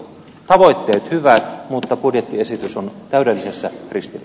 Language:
Finnish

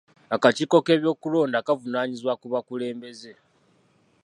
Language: Ganda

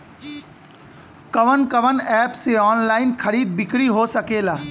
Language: Bhojpuri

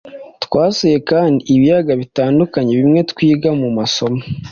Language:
Kinyarwanda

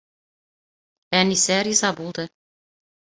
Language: Bashkir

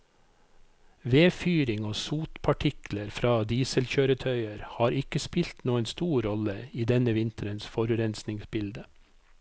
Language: Norwegian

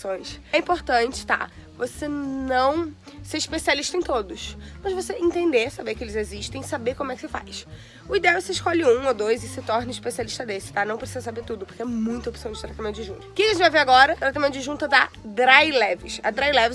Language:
Portuguese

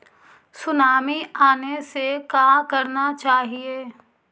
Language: Magahi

